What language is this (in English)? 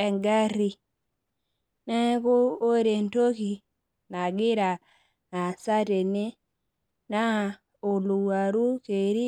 Masai